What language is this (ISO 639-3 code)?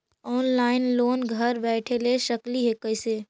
mag